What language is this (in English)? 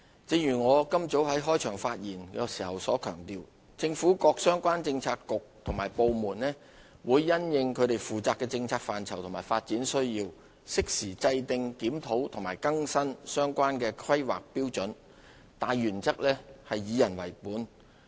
Cantonese